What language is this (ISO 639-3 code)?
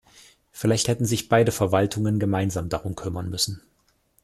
deu